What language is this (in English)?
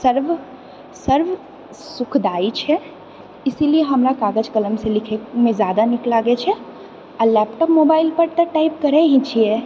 Maithili